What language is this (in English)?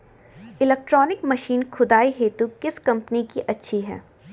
Hindi